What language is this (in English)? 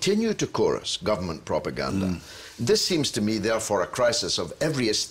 English